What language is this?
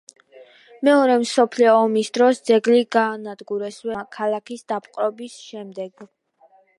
Georgian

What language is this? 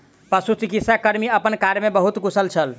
Maithili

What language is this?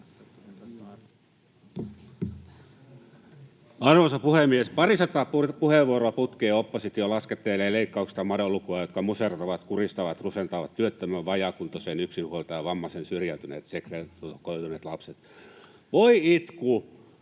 Finnish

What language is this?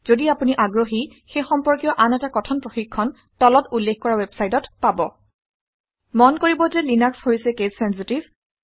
Assamese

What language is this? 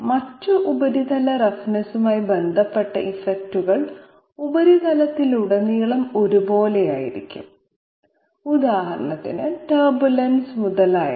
Malayalam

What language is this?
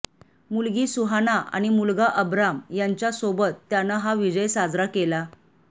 Marathi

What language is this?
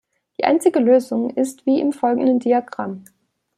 German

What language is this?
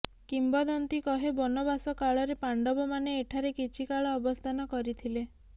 Odia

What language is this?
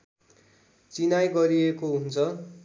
Nepali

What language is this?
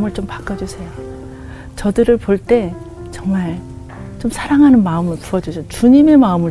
Korean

